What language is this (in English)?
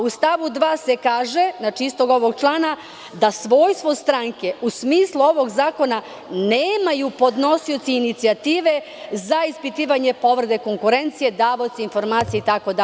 Serbian